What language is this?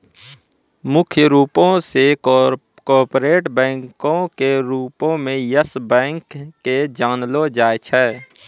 Maithili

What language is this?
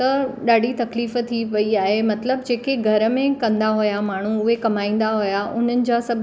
Sindhi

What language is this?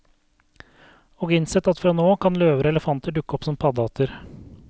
Norwegian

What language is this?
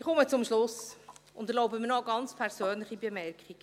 Swiss German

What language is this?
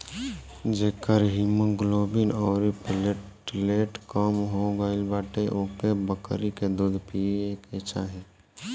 Bhojpuri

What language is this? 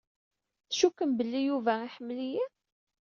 Kabyle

